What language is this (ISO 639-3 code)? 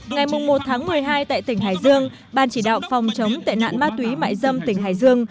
vie